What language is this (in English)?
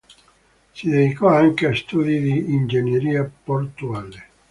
Italian